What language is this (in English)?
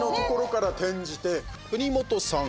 Japanese